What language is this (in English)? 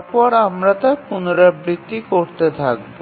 Bangla